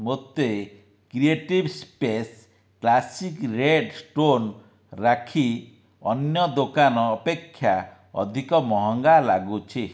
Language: Odia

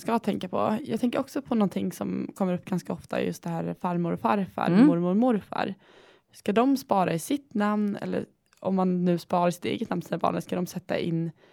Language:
Swedish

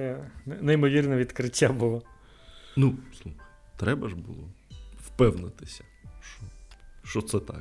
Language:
Ukrainian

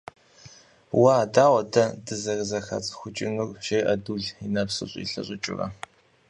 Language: Kabardian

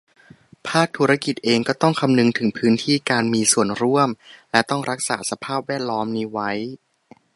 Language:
Thai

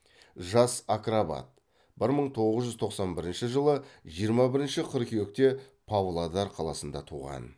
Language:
Kazakh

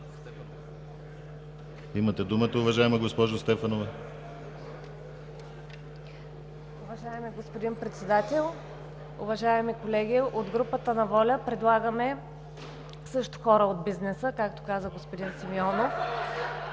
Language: Bulgarian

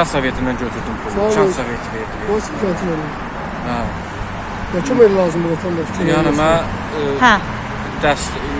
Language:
Turkish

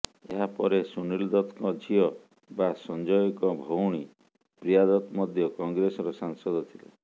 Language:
Odia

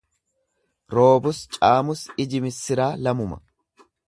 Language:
Oromo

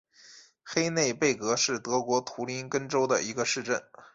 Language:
Chinese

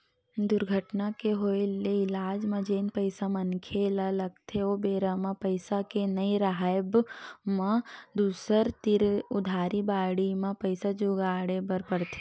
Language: Chhattisgarhi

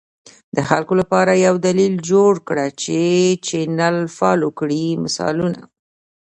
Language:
Pashto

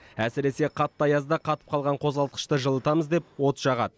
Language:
Kazakh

